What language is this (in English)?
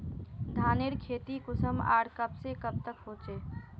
Magahi